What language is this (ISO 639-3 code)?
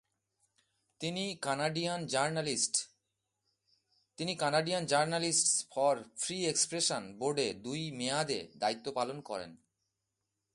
ben